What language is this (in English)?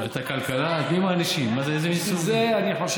Hebrew